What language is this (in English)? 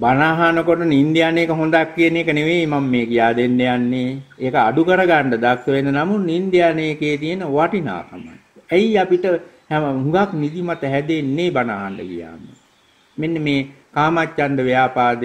Thai